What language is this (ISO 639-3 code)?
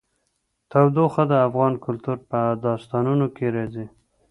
pus